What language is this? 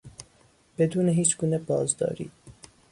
Persian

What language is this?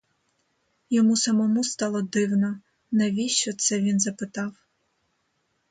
Ukrainian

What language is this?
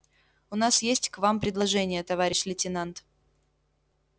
Russian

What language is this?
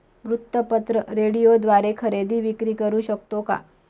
Marathi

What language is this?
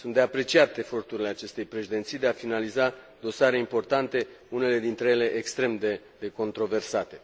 Romanian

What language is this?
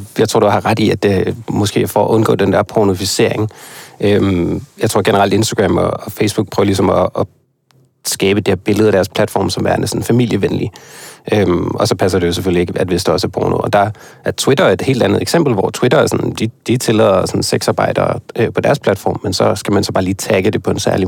Danish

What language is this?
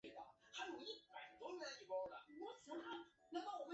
Chinese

